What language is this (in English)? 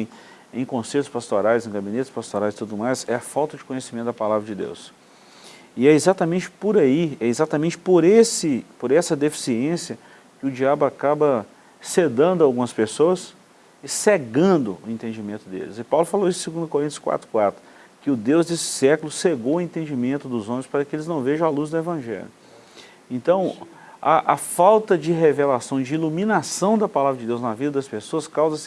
Portuguese